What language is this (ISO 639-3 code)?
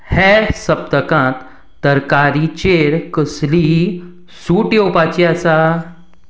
kok